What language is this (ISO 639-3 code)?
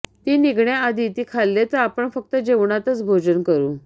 mar